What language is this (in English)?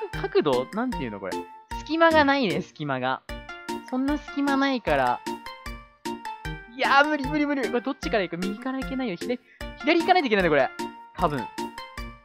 Japanese